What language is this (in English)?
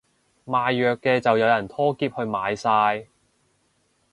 Cantonese